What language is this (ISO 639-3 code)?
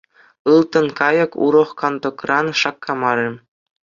chv